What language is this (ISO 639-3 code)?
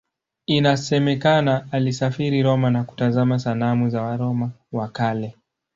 swa